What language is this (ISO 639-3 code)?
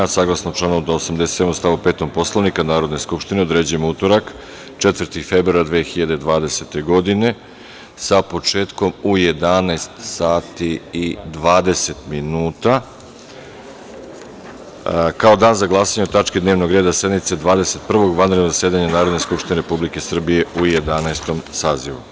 srp